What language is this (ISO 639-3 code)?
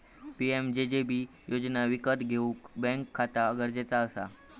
mar